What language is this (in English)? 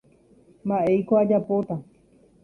Guarani